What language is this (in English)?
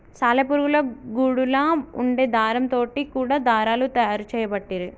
Telugu